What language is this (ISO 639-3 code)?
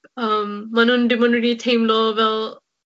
cym